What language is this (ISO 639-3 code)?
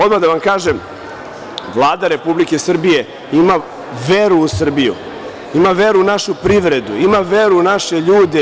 srp